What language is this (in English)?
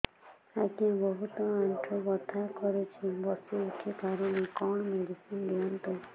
Odia